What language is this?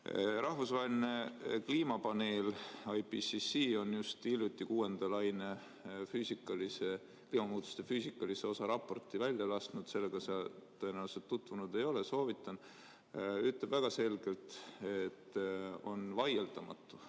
Estonian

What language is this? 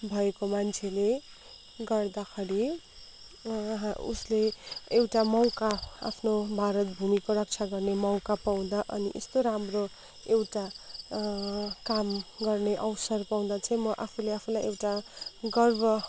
Nepali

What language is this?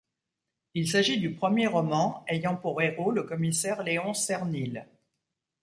French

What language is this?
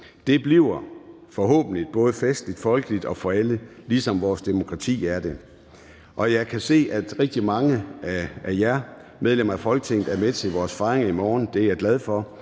Danish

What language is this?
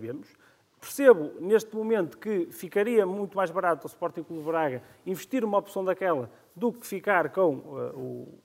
Portuguese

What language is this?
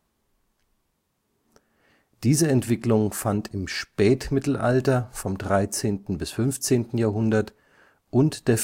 German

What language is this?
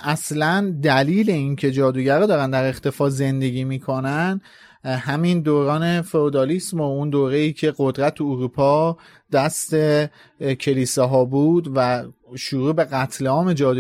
Persian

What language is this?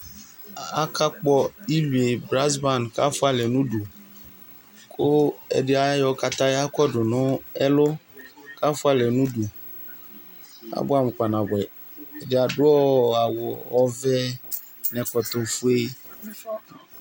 Ikposo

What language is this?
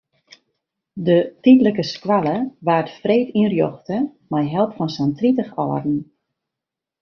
Western Frisian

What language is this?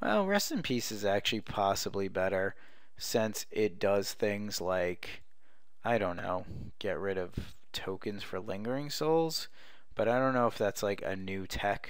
English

